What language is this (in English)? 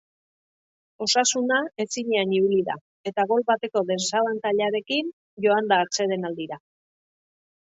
Basque